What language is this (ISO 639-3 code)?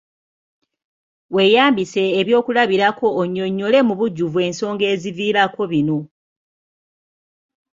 lug